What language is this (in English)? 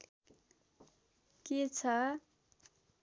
Nepali